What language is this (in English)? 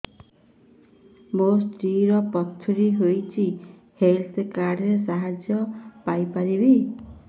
Odia